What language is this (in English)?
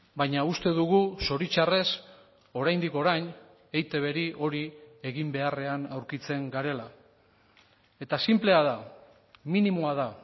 Basque